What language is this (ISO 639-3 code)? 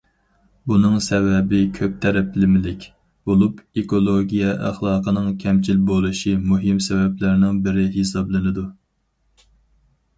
uig